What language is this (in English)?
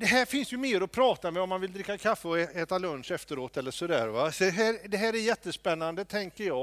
Swedish